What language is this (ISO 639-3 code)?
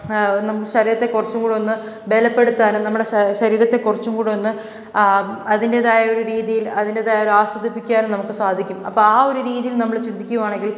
mal